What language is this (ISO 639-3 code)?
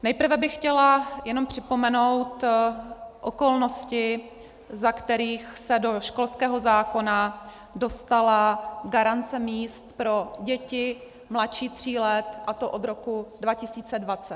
ces